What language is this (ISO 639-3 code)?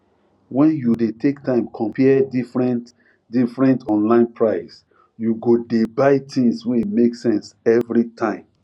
pcm